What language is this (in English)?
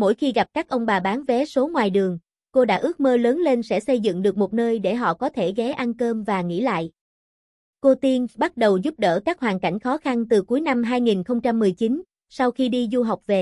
Vietnamese